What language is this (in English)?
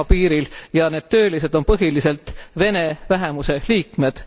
Estonian